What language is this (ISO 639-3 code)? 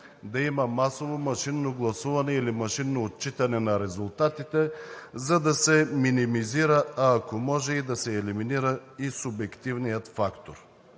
bul